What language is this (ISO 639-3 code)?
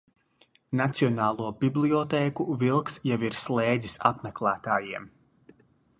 lav